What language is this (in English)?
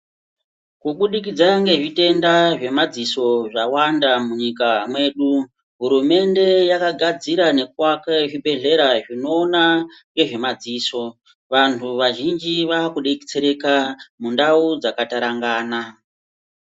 Ndau